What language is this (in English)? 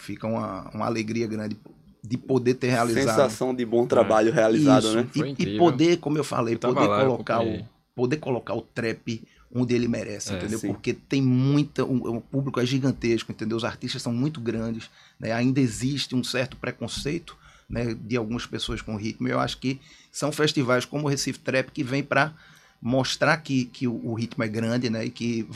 Portuguese